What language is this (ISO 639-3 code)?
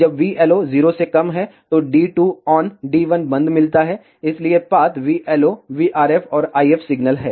hin